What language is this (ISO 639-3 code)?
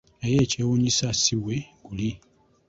lug